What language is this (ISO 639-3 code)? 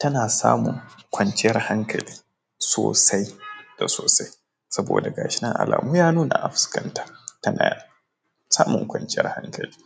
hau